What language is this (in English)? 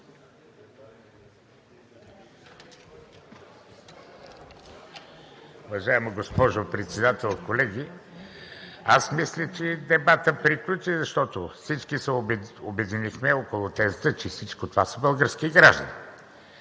Bulgarian